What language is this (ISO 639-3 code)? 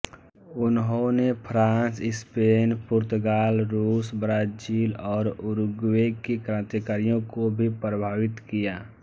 hin